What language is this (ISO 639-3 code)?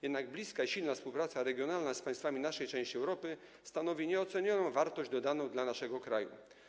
pol